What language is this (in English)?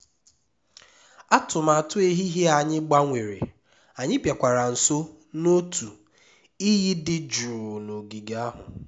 Igbo